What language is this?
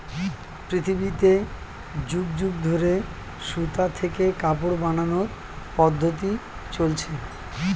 Bangla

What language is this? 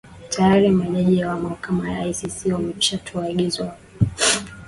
Swahili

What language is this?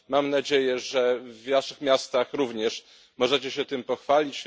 Polish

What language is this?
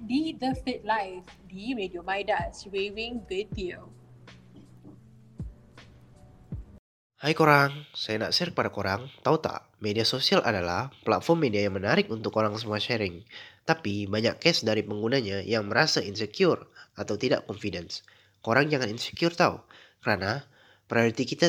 Malay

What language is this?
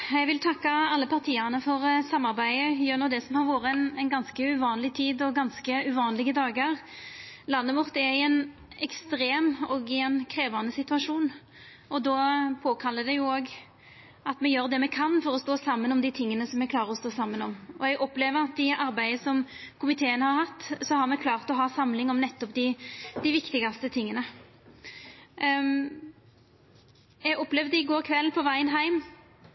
Norwegian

